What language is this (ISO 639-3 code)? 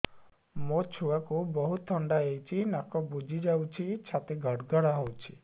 ori